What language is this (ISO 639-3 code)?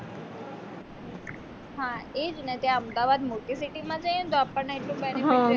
guj